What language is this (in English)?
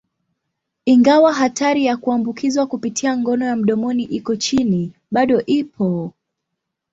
Swahili